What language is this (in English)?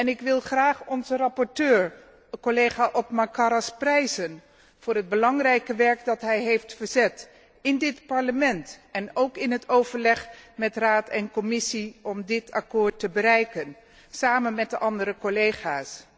Dutch